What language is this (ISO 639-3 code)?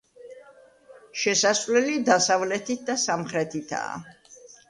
kat